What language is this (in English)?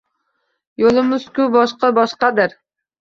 Uzbek